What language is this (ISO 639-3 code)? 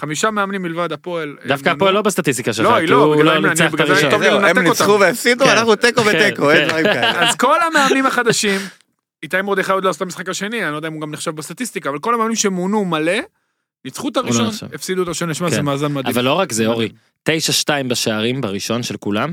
heb